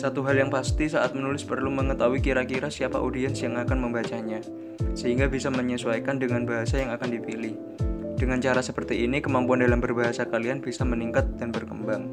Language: Indonesian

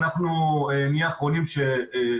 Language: Hebrew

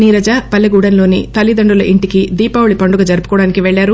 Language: Telugu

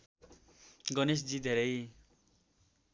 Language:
Nepali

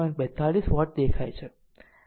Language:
Gujarati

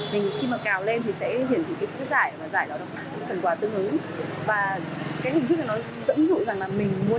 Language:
Vietnamese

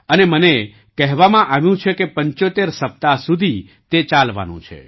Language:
Gujarati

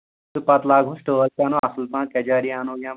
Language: Kashmiri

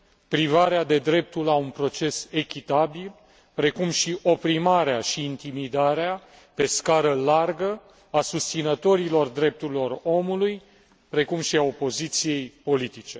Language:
Romanian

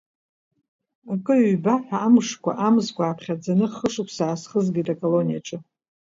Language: Abkhazian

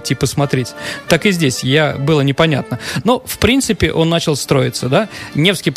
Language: Russian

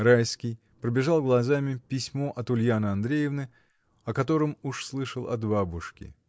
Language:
Russian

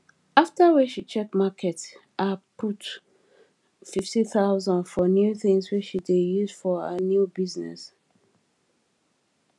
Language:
Nigerian Pidgin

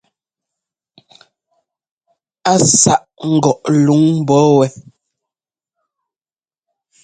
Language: Ngomba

